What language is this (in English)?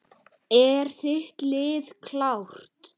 Icelandic